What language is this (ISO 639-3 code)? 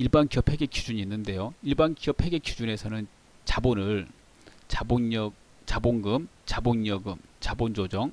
kor